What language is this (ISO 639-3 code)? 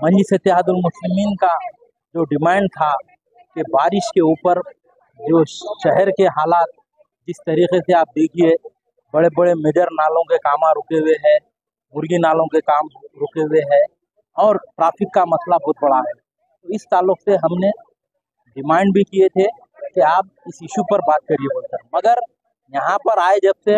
hin